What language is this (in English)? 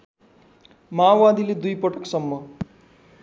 Nepali